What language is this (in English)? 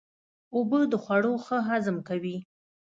Pashto